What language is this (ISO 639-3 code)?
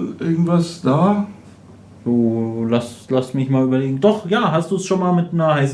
deu